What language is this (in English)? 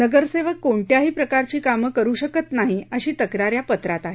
Marathi